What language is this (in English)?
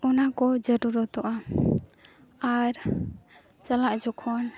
Santali